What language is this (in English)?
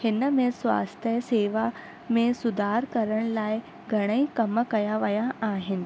Sindhi